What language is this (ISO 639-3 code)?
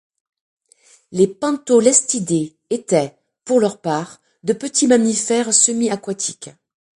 fra